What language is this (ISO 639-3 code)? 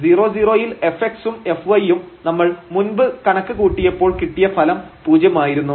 mal